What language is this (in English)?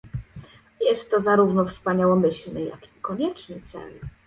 Polish